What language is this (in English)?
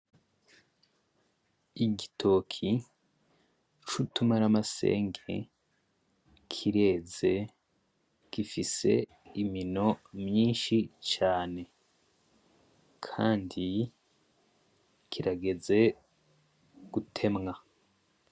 Rundi